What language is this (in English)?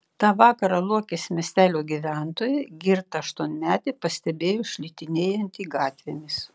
Lithuanian